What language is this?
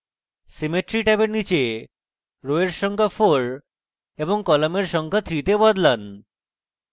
Bangla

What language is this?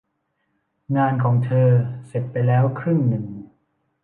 Thai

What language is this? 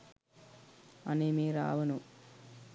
Sinhala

